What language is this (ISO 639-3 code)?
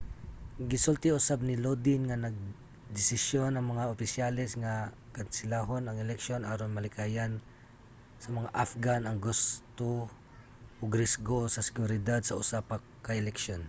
ceb